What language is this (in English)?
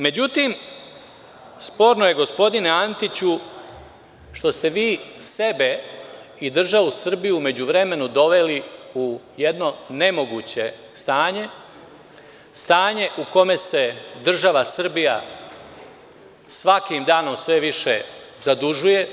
Serbian